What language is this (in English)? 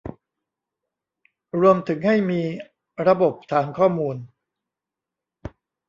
Thai